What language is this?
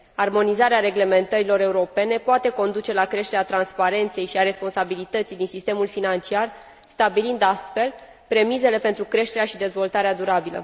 Romanian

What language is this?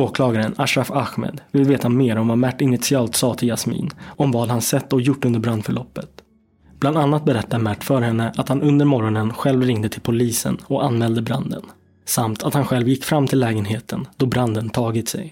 Swedish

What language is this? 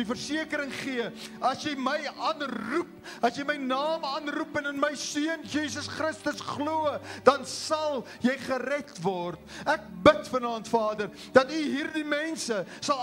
Dutch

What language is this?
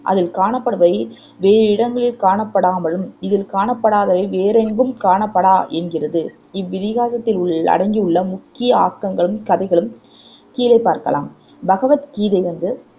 Tamil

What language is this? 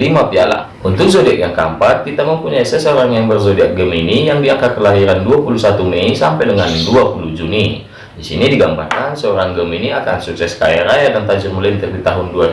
Indonesian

